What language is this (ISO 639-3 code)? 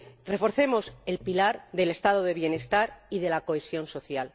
spa